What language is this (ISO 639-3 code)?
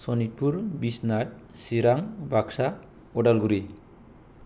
brx